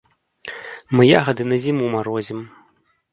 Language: Belarusian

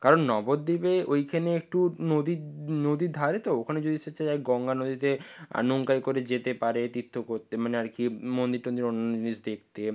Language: Bangla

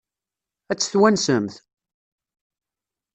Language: Kabyle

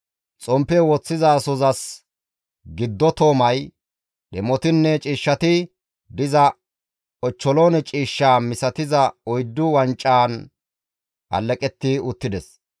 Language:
Gamo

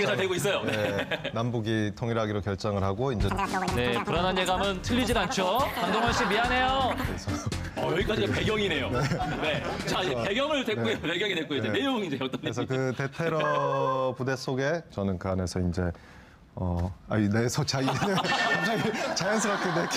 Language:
Korean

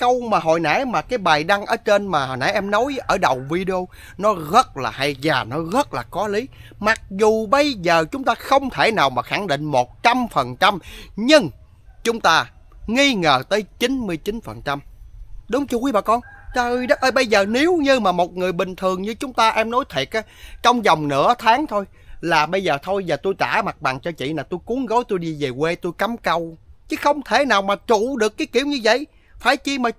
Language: Vietnamese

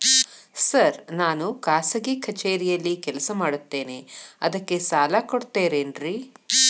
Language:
Kannada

